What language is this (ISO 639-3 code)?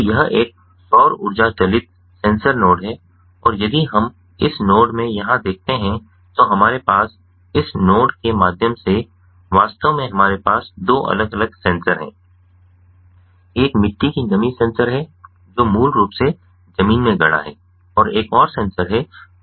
hin